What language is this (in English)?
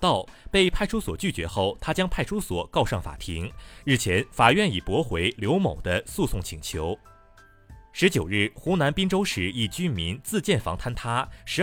Chinese